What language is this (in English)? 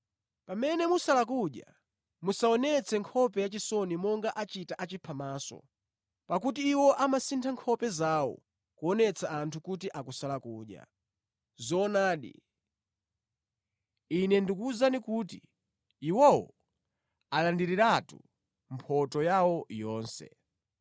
Nyanja